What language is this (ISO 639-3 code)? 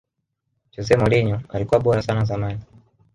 swa